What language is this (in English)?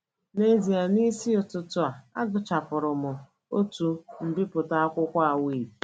Igbo